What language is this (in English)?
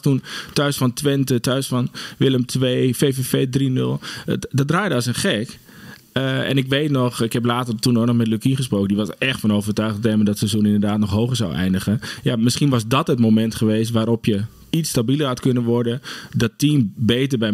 Dutch